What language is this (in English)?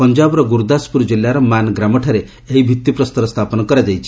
Odia